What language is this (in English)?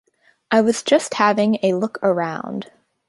English